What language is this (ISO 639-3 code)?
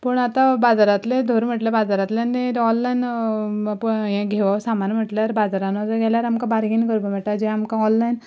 kok